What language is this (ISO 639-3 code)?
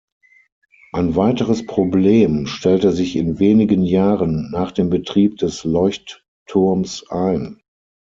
deu